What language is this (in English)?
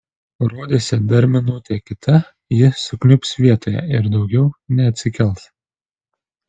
Lithuanian